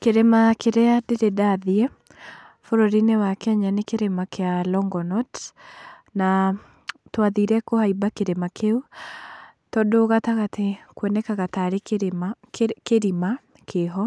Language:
Kikuyu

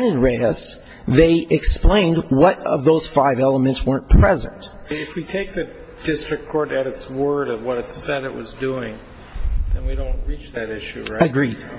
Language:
English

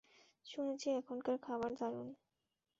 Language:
Bangla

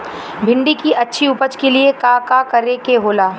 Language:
Bhojpuri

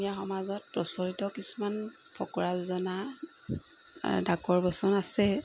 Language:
Assamese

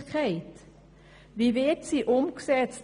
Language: Swiss German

